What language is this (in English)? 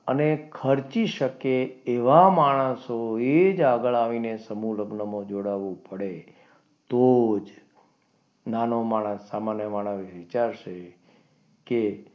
Gujarati